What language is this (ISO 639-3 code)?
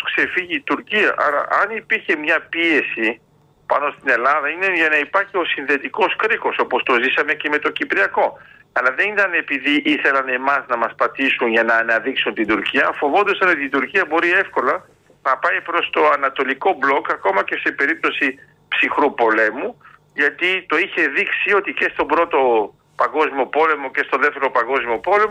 ell